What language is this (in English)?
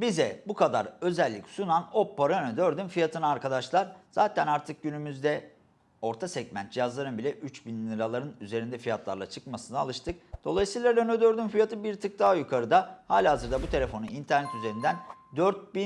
Turkish